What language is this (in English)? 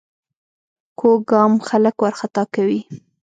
Pashto